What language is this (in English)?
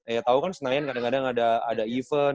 Indonesian